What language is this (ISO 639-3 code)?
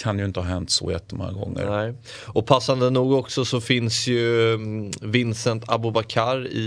swe